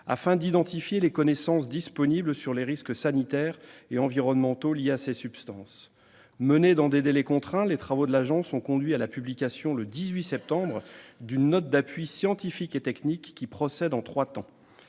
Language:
French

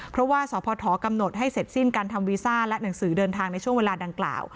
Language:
Thai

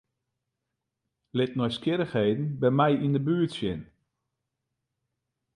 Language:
Western Frisian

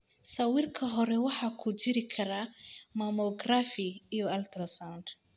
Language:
Somali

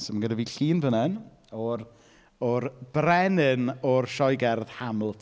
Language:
Welsh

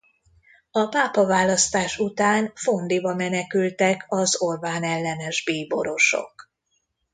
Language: Hungarian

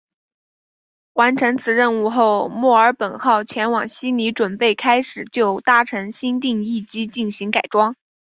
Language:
Chinese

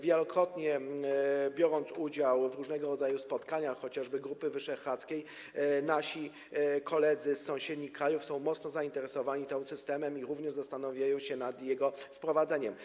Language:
Polish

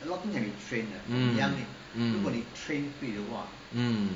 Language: English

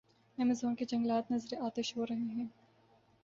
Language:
Urdu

